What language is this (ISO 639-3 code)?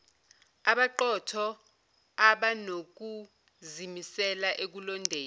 zul